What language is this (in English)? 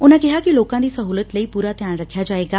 Punjabi